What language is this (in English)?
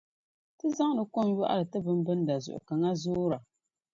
Dagbani